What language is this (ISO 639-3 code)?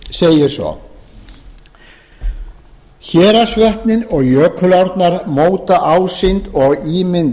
isl